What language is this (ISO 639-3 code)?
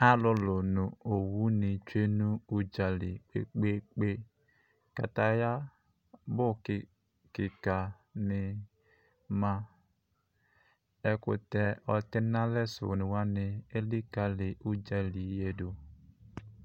kpo